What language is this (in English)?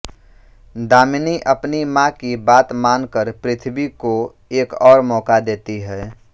Hindi